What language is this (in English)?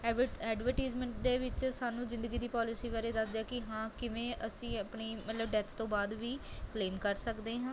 Punjabi